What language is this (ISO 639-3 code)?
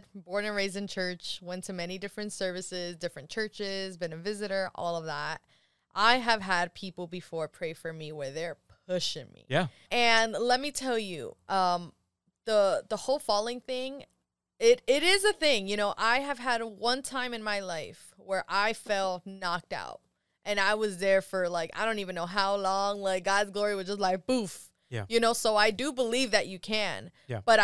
eng